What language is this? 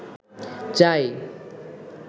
Bangla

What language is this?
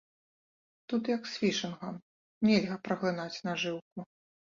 Belarusian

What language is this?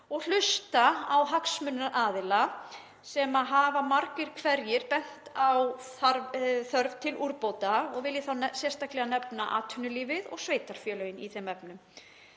Icelandic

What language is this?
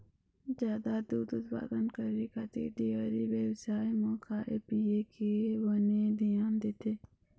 Chhattisgarhi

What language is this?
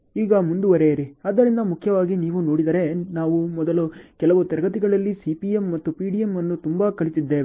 Kannada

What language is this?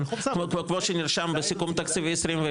Hebrew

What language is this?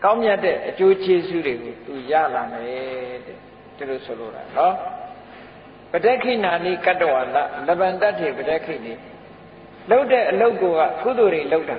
Thai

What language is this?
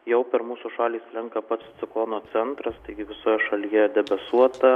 Lithuanian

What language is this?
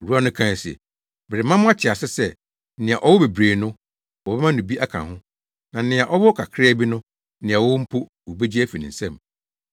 Akan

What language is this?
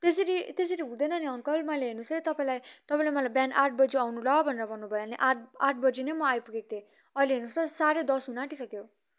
Nepali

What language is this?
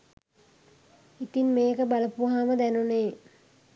Sinhala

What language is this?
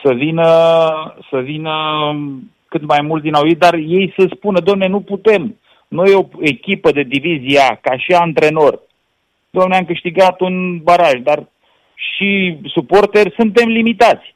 Romanian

